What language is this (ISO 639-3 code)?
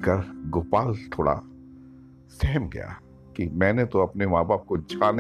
hin